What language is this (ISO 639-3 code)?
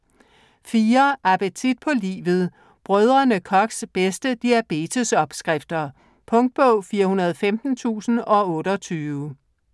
dan